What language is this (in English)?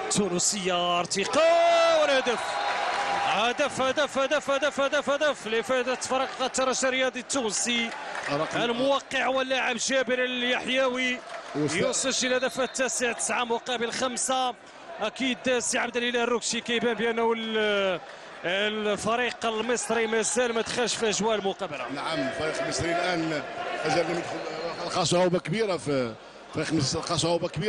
Arabic